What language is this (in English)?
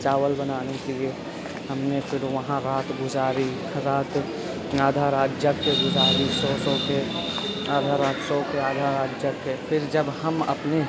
Urdu